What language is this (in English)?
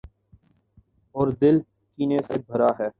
Urdu